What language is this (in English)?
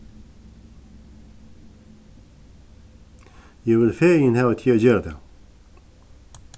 Faroese